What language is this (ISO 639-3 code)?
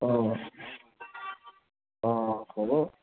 asm